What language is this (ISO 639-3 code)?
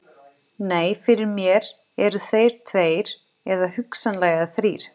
isl